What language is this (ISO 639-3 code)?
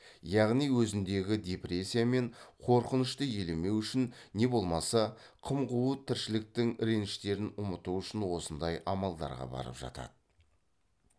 kaz